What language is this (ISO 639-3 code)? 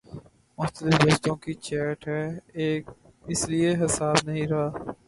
urd